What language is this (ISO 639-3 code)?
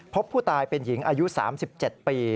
tha